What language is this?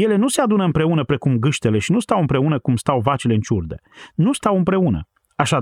Romanian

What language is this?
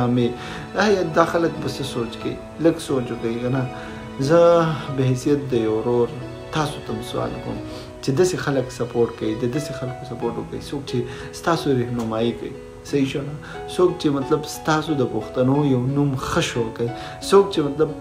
Romanian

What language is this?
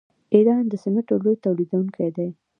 Pashto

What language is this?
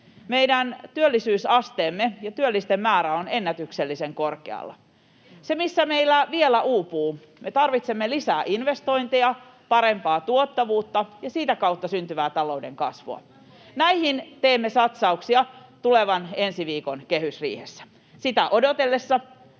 Finnish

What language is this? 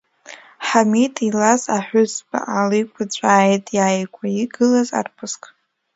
Abkhazian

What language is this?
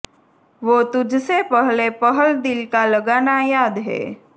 Gujarati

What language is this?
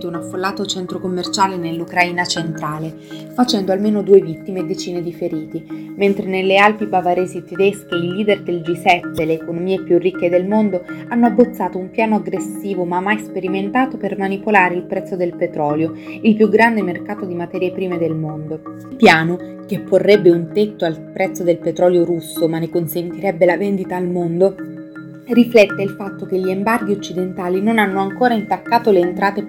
Italian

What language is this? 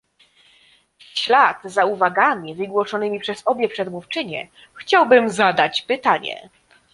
Polish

